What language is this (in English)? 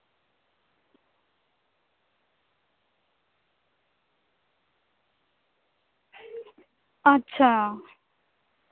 Santali